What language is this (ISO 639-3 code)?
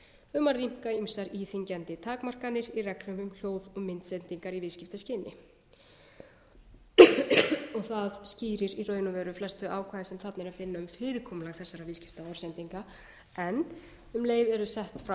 isl